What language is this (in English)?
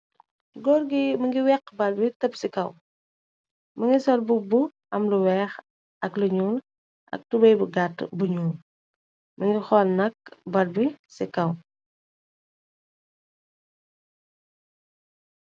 Wolof